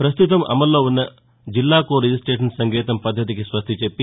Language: Telugu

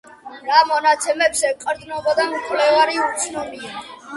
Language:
Georgian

